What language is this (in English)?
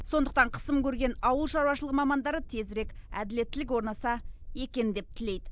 Kazakh